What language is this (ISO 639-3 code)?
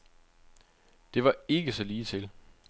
dan